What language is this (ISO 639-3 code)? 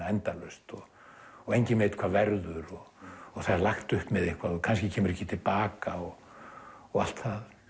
isl